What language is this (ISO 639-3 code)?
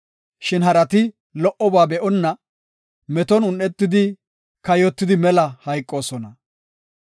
gof